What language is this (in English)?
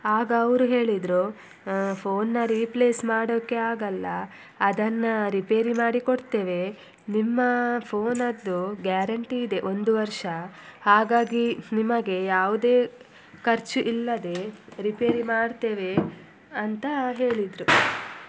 Kannada